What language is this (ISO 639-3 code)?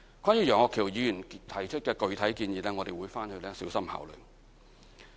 yue